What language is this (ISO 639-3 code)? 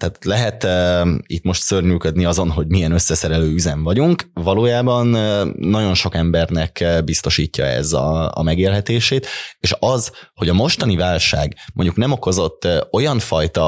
hun